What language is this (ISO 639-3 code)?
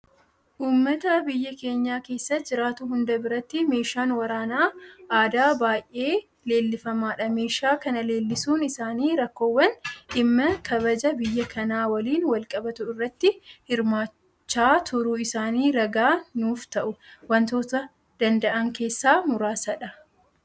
orm